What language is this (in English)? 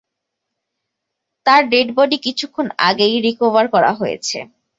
Bangla